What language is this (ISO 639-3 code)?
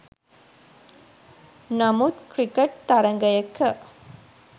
sin